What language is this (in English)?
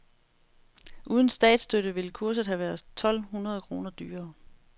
Danish